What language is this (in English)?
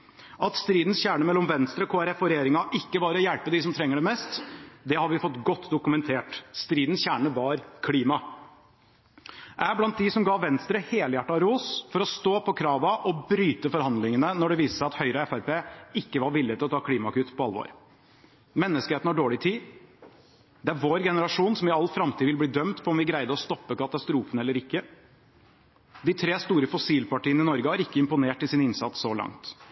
Norwegian Bokmål